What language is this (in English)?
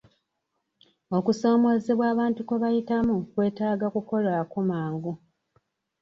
Ganda